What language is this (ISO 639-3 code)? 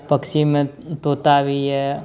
mai